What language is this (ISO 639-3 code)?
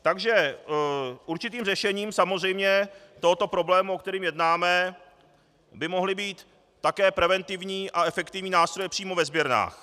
ces